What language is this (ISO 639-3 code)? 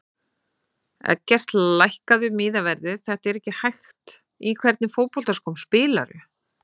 isl